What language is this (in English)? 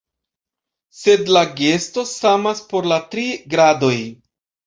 Esperanto